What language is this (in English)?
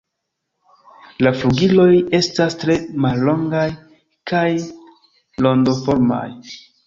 Esperanto